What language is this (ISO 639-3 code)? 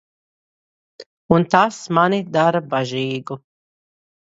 lav